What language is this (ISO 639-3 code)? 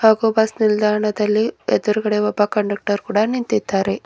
kan